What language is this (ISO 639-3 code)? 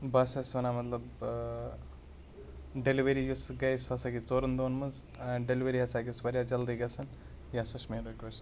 kas